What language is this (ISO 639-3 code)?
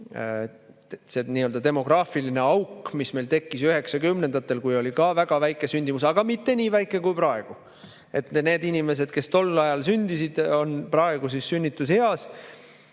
est